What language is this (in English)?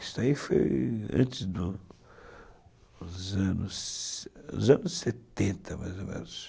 Portuguese